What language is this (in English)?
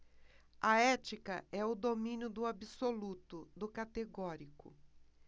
Portuguese